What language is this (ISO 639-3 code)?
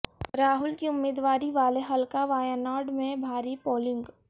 urd